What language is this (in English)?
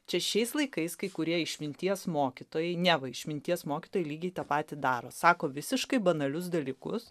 Lithuanian